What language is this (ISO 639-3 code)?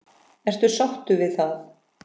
isl